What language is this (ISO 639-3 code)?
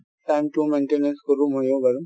asm